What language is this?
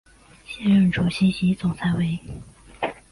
Chinese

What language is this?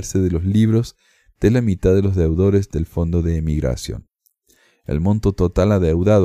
Spanish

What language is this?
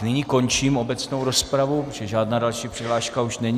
Czech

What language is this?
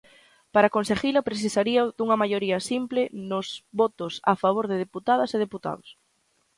Galician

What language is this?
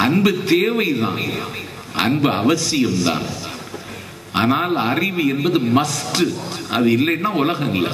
Tamil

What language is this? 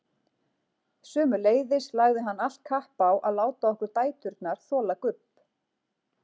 Icelandic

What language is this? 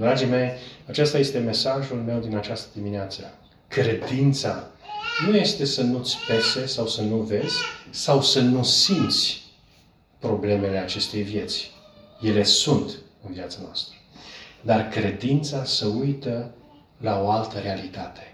Romanian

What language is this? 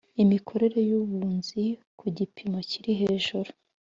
Kinyarwanda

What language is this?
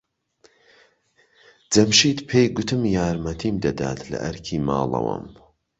Central Kurdish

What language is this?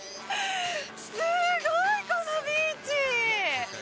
Japanese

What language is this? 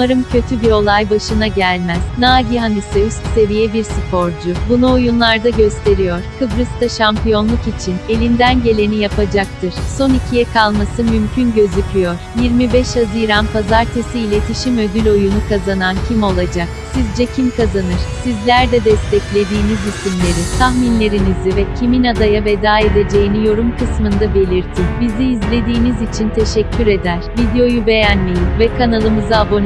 Turkish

